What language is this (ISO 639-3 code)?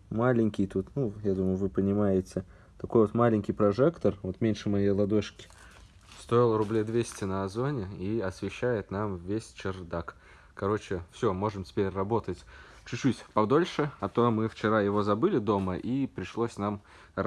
rus